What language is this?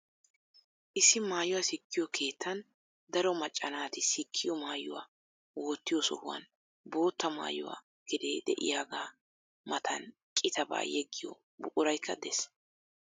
Wolaytta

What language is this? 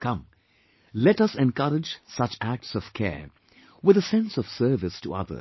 English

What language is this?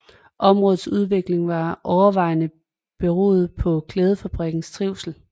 Danish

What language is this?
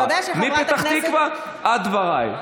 Hebrew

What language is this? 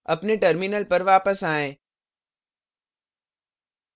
Hindi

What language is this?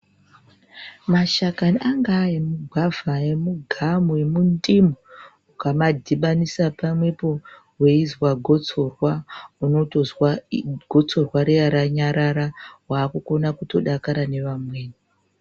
Ndau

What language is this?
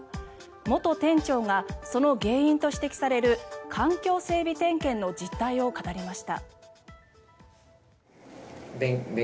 Japanese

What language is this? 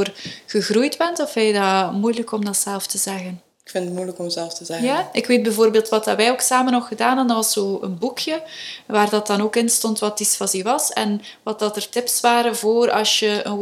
Dutch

